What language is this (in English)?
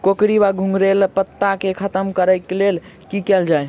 Maithili